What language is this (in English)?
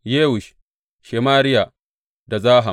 Hausa